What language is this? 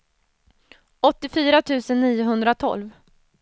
Swedish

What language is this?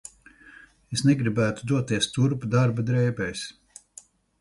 Latvian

